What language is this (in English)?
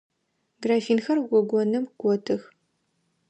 Adyghe